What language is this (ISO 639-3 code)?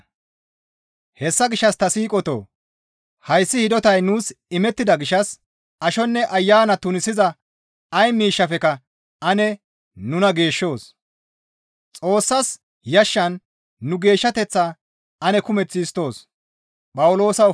gmv